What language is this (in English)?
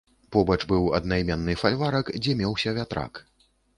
Belarusian